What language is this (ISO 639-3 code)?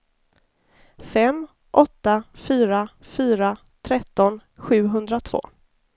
swe